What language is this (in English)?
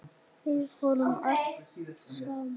Icelandic